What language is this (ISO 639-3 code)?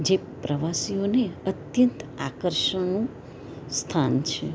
guj